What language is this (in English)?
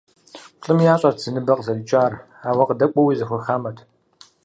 Kabardian